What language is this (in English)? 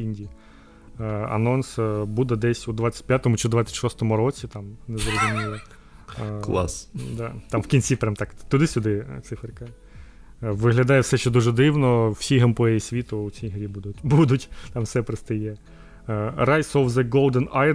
Ukrainian